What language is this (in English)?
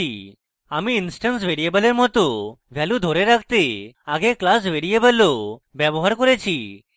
Bangla